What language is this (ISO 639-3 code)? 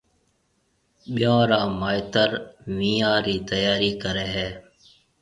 mve